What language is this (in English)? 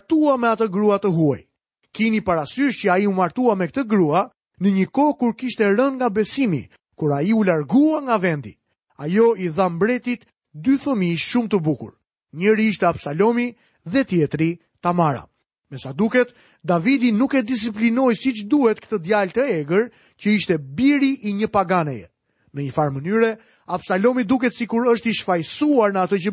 Swedish